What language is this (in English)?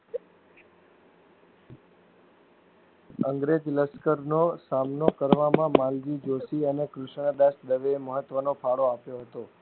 Gujarati